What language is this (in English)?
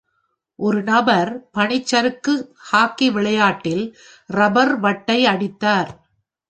Tamil